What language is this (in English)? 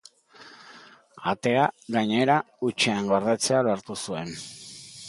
Basque